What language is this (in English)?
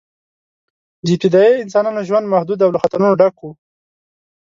Pashto